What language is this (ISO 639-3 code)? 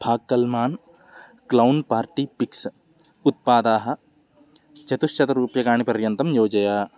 san